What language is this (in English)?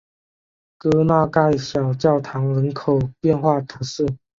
Chinese